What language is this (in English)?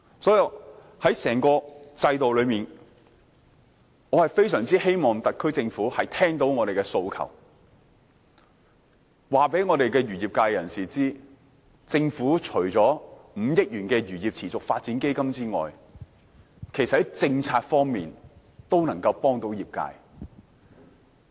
Cantonese